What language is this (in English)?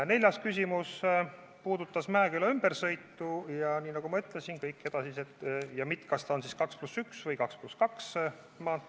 Estonian